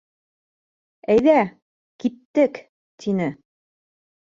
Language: Bashkir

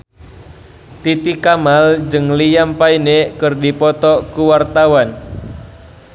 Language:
Sundanese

